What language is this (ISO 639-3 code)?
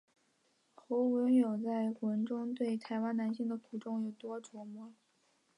zho